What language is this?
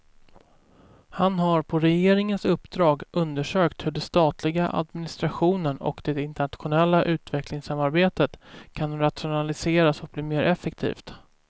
Swedish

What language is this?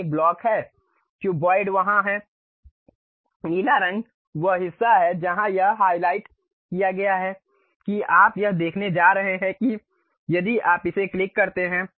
Hindi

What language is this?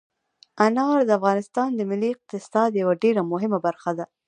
Pashto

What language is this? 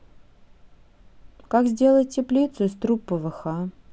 Russian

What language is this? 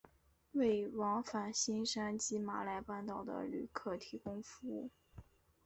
Chinese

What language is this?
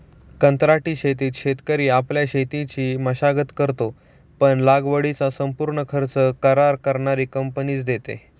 Marathi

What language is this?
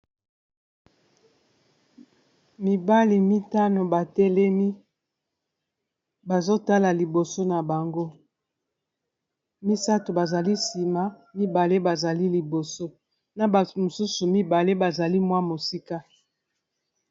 Lingala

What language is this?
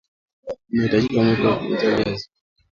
Swahili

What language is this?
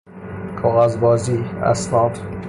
Persian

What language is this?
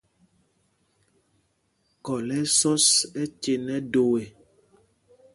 Mpumpong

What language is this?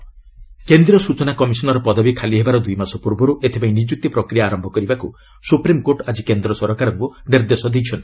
Odia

